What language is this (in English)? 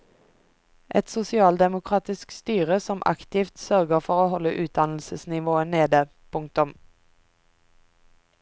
Norwegian